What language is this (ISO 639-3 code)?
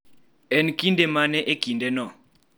luo